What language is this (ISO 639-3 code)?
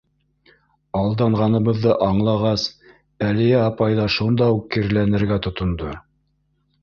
bak